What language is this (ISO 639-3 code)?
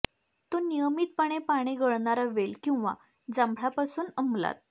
mar